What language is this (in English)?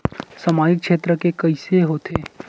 Chhattisgarhi